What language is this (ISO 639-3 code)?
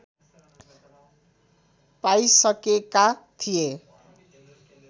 nep